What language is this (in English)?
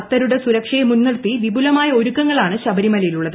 Malayalam